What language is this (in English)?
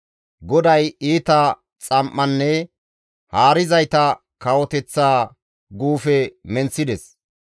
Gamo